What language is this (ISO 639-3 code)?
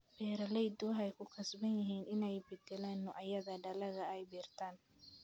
som